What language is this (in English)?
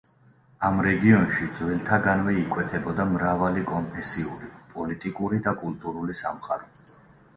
Georgian